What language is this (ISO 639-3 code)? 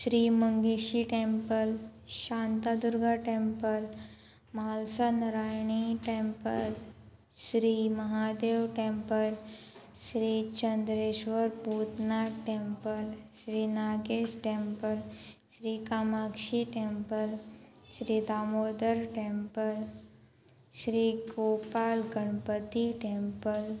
kok